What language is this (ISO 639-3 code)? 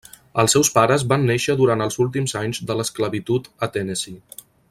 cat